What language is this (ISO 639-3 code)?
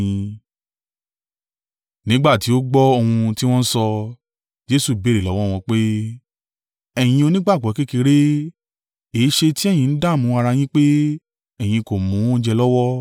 yor